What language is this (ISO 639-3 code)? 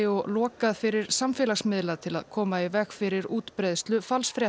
isl